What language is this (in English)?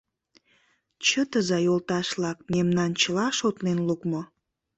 Mari